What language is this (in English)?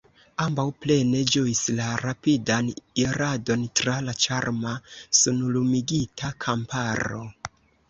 Esperanto